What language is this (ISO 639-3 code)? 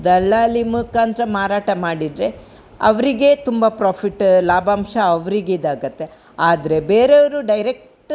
kan